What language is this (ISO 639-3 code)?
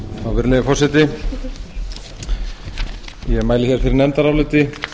isl